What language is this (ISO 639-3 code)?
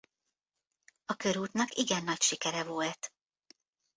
hun